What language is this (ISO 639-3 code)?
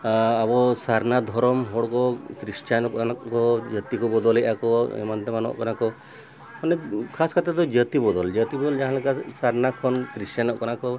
sat